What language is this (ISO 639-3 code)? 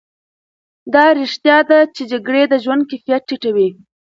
pus